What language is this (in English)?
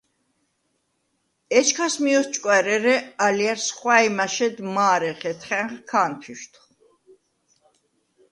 Svan